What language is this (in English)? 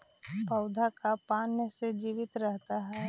Magahi